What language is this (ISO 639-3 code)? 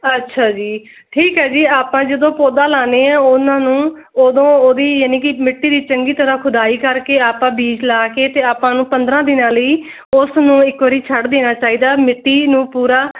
pan